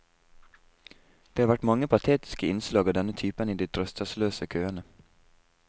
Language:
Norwegian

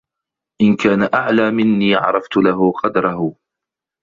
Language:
Arabic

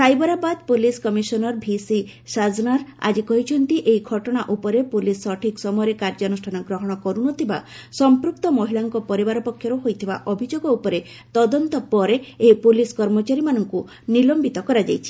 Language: Odia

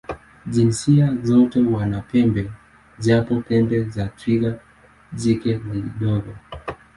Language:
Swahili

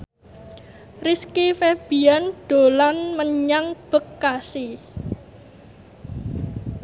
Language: Javanese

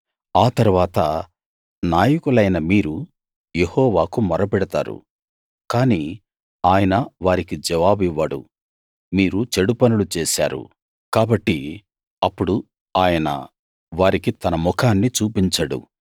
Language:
Telugu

